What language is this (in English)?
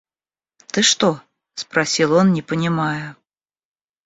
Russian